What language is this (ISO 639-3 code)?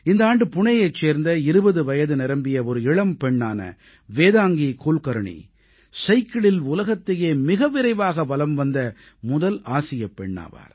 tam